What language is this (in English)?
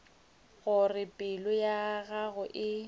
Northern Sotho